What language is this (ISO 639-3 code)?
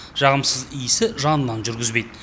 kaz